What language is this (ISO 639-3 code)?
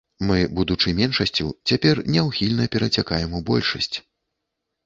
bel